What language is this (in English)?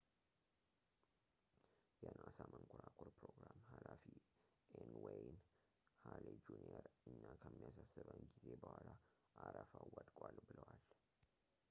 Amharic